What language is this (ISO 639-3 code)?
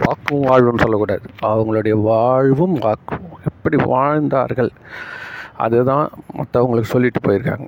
tam